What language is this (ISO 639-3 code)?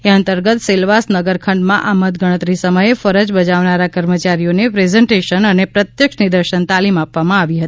guj